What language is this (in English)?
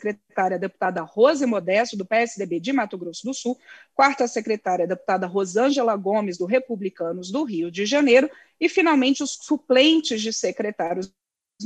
Portuguese